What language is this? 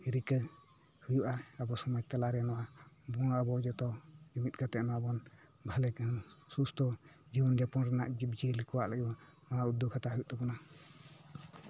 Santali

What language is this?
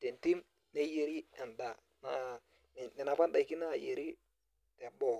Masai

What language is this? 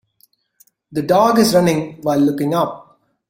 English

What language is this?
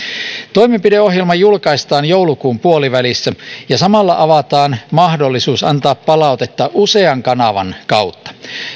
Finnish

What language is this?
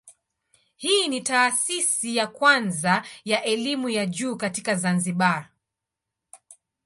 Swahili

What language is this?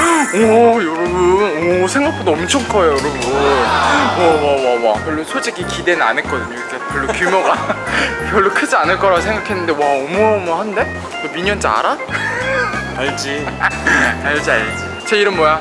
Korean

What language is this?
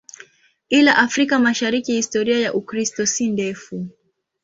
Swahili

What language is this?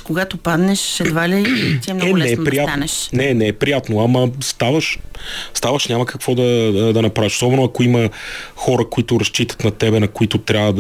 Bulgarian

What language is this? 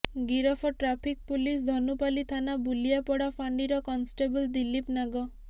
Odia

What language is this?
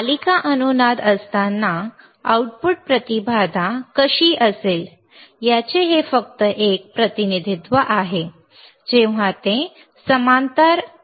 Marathi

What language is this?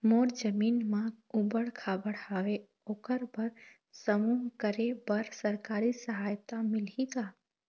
Chhattisgarhi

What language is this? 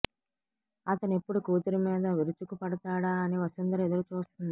Telugu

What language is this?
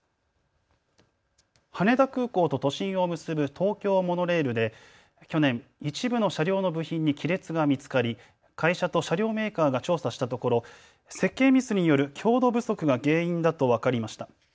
Japanese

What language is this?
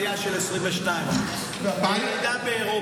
Hebrew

